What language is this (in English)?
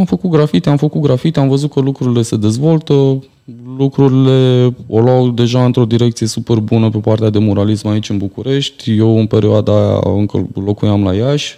Romanian